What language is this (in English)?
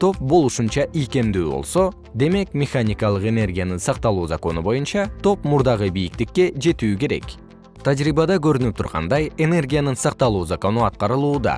Kyrgyz